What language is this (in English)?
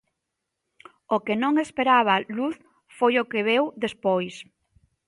Galician